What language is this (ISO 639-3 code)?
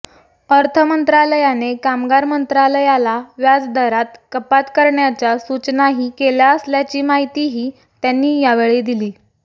mar